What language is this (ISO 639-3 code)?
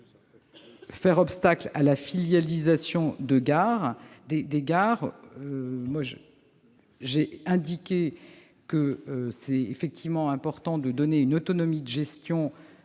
fra